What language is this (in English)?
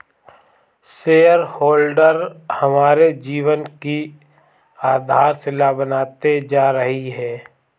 Hindi